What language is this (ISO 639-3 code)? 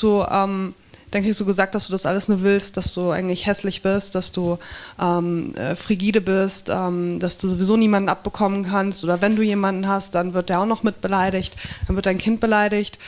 deu